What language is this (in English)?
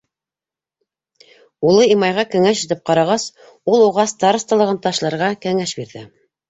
Bashkir